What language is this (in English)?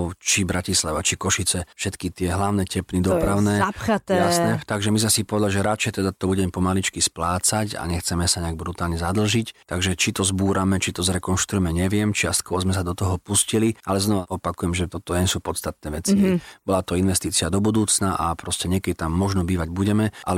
Slovak